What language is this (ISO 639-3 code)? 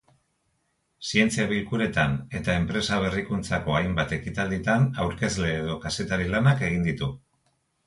eus